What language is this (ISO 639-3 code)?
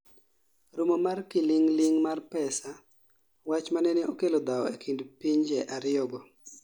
luo